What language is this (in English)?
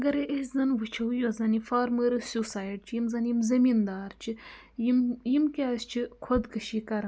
Kashmiri